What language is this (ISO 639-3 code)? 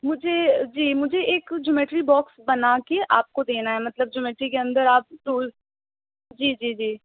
urd